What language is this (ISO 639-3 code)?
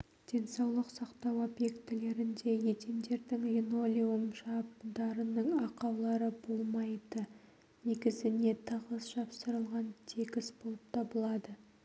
kaz